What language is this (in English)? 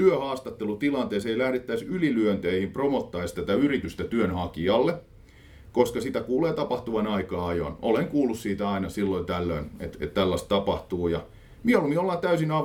Finnish